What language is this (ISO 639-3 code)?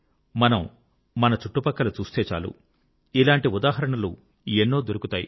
tel